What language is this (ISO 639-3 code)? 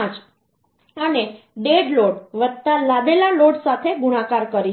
guj